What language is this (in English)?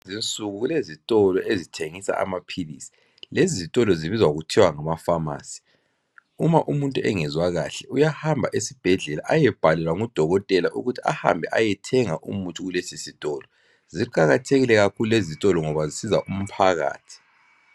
North Ndebele